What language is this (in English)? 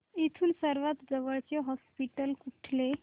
Marathi